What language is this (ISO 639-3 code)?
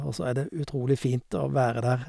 nor